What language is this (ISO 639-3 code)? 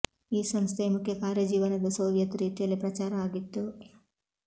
kan